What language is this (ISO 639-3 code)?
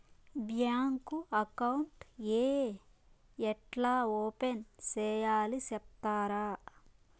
tel